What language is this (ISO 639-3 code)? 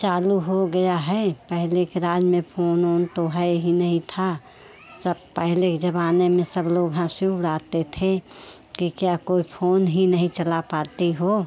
hin